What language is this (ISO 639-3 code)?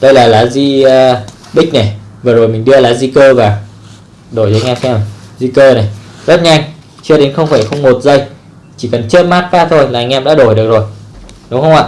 vie